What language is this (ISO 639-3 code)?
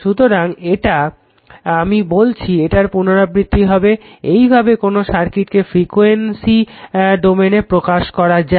ben